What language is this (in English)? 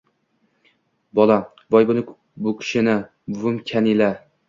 Uzbek